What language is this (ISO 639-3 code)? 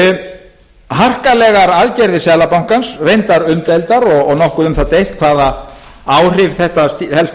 isl